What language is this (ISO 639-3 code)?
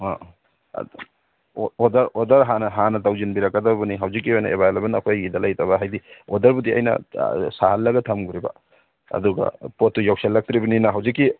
mni